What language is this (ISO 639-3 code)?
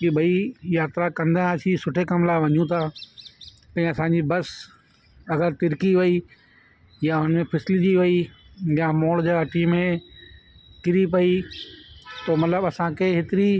snd